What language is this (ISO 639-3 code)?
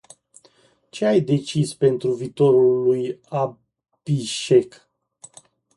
ron